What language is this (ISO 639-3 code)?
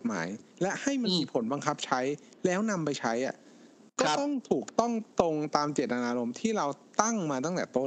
tha